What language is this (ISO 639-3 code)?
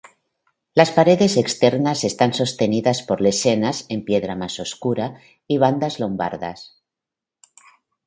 spa